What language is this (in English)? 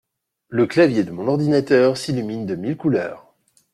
French